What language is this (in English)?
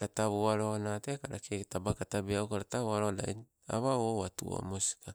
Sibe